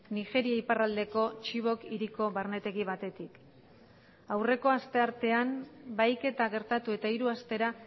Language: Basque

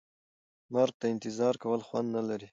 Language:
Pashto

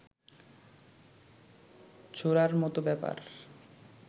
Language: Bangla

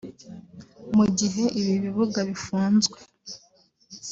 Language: Kinyarwanda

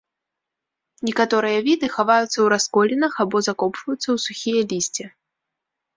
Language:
Belarusian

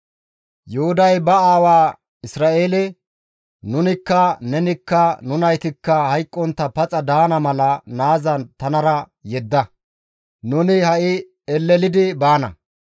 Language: Gamo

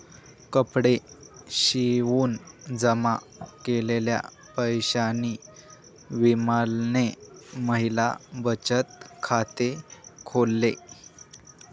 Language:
Marathi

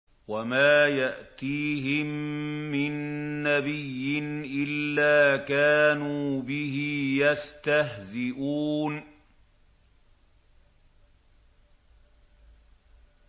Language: Arabic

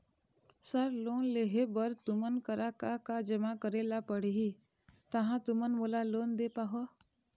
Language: Chhattisgarhi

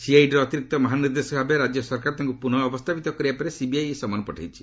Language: Odia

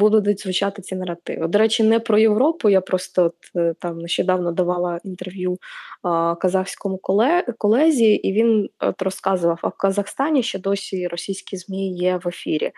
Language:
Ukrainian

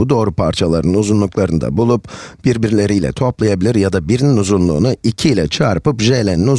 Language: Turkish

